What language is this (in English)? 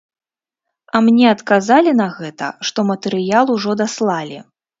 Belarusian